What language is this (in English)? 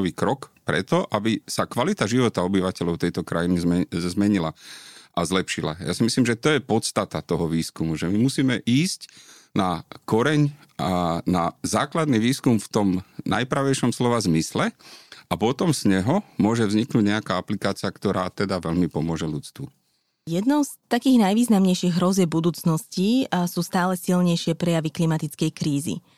Slovak